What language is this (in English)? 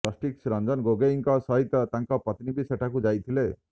Odia